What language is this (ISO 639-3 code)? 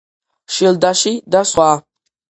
kat